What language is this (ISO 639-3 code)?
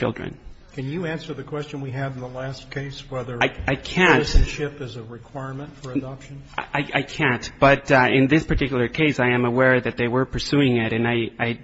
eng